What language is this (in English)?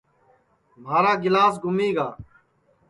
Sansi